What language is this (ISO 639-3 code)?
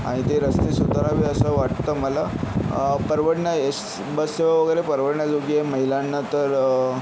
mar